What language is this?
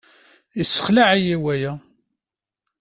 Kabyle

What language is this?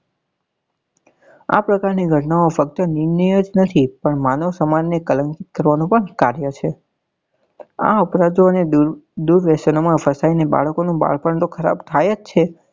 Gujarati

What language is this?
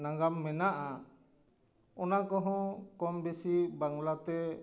Santali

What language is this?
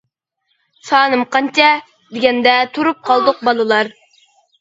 Uyghur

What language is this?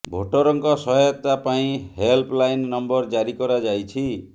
Odia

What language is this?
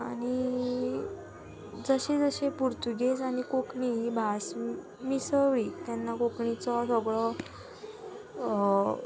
Konkani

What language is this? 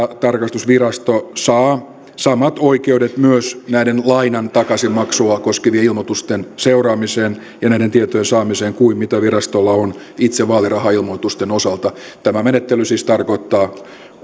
Finnish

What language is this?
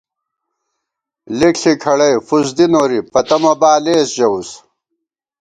Gawar-Bati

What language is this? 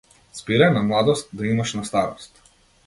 Macedonian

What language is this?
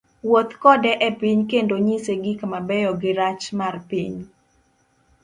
Luo (Kenya and Tanzania)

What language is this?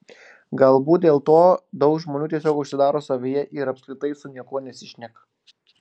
Lithuanian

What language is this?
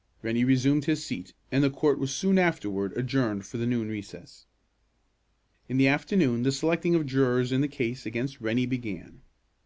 English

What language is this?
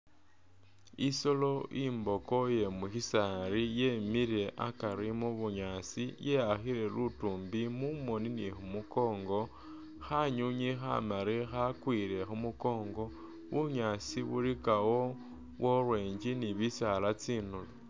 Masaaba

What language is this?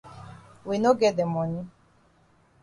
Cameroon Pidgin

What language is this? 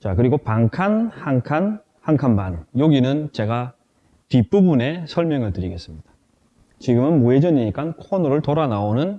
Korean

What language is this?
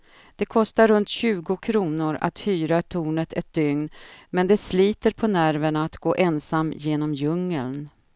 Swedish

